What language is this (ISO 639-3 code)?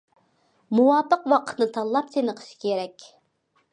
uig